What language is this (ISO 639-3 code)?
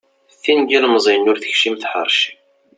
kab